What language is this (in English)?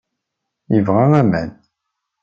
Kabyle